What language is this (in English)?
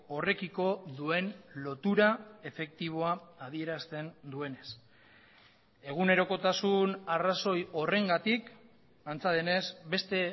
Basque